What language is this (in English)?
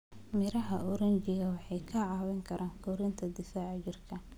Somali